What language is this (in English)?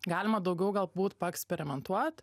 Lithuanian